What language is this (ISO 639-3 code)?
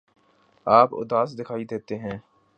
urd